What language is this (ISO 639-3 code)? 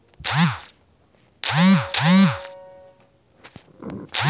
bho